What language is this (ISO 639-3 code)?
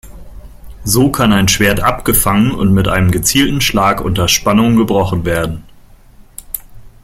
deu